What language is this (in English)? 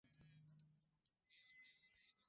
Swahili